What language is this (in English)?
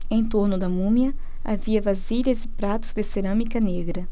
Portuguese